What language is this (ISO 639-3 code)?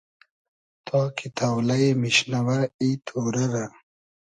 haz